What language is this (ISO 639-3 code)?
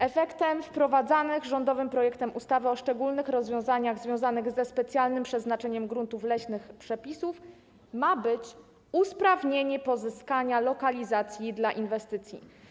pol